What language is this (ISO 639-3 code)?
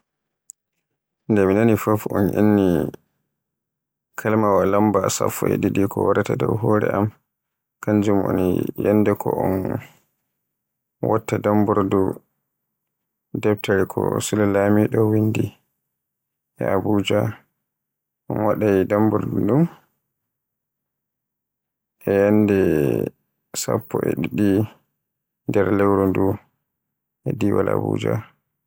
fue